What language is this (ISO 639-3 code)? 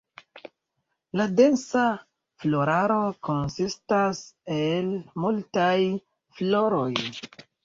epo